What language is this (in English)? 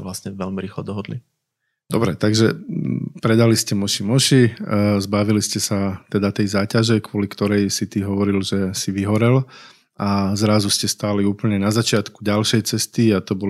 Slovak